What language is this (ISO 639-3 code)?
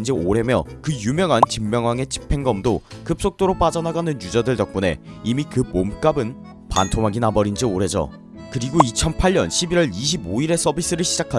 kor